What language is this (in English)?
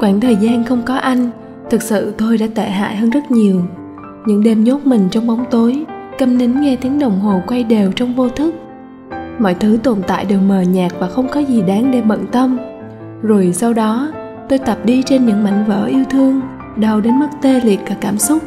Vietnamese